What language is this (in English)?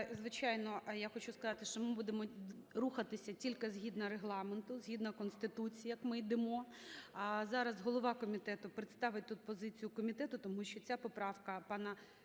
Ukrainian